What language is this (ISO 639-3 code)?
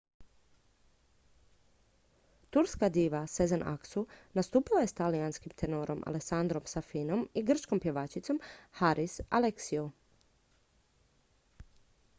hrv